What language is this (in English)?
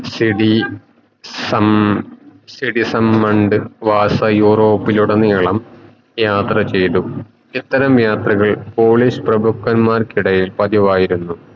Malayalam